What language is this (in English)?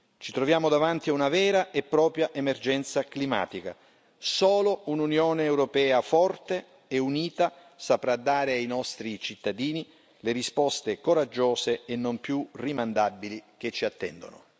Italian